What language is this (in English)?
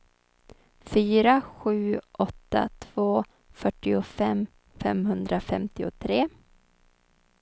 Swedish